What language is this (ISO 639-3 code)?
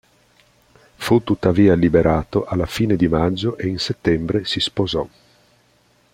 ita